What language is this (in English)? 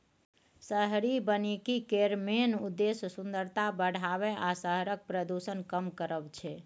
Maithili